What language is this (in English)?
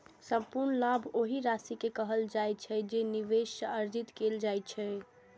Maithili